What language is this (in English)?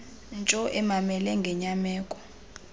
Xhosa